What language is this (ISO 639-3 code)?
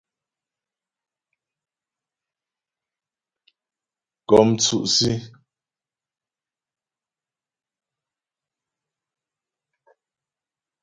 bbj